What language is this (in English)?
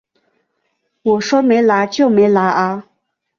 Chinese